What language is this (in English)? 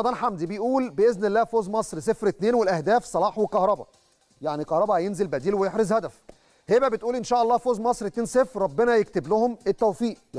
Arabic